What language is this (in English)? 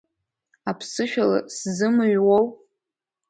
Abkhazian